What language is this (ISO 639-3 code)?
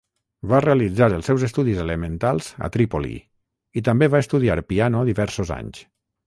cat